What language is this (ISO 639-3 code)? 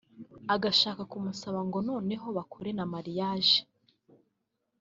kin